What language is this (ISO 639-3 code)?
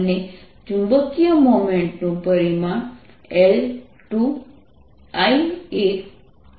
guj